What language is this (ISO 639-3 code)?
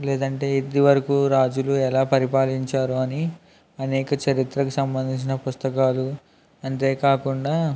tel